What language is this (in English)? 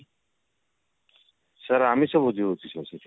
Odia